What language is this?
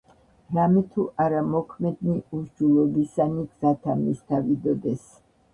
Georgian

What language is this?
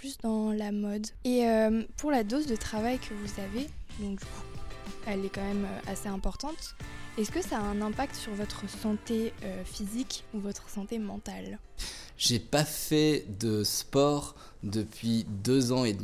French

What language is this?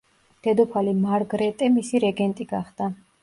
Georgian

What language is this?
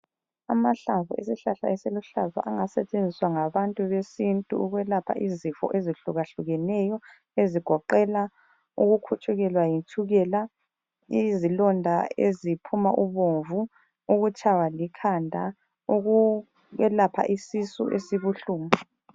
North Ndebele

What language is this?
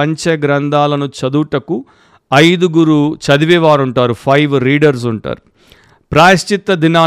Telugu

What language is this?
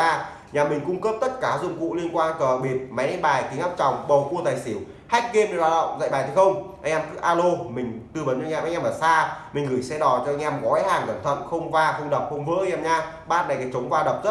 Vietnamese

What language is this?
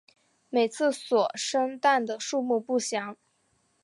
Chinese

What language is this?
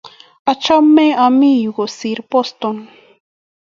Kalenjin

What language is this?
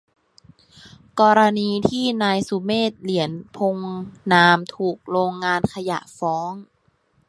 Thai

